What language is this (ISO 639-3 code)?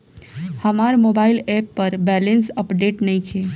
bho